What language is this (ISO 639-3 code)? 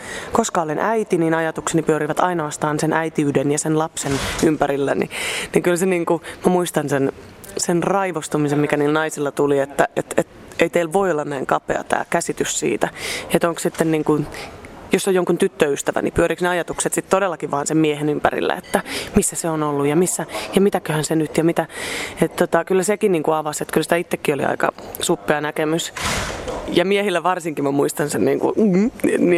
fin